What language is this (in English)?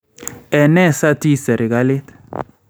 Kalenjin